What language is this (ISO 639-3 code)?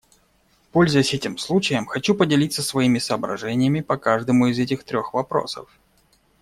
rus